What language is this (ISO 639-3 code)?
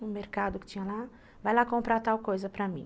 por